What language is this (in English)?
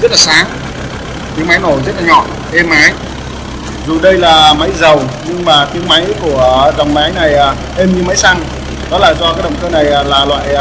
Vietnamese